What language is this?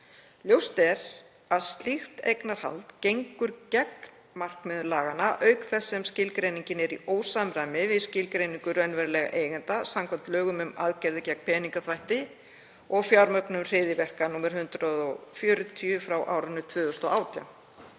Icelandic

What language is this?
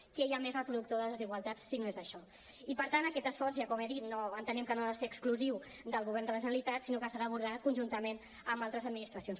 Catalan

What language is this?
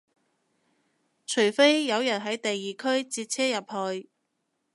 Cantonese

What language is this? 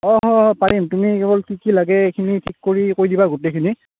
Assamese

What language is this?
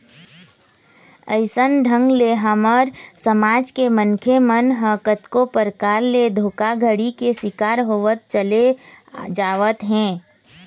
Chhattisgarhi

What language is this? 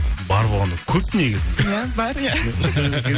Kazakh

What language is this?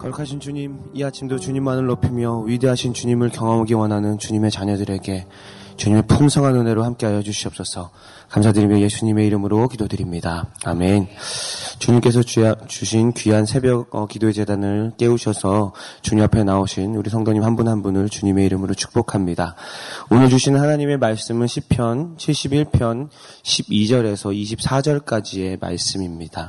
Korean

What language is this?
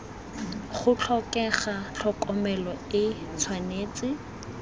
Tswana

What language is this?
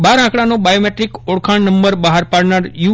Gujarati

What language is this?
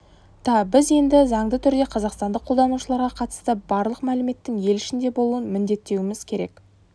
Kazakh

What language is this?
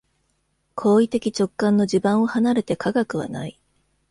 Japanese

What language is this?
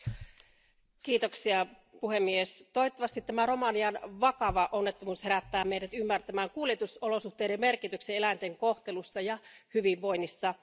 Finnish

